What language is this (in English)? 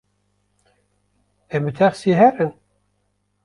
Kurdish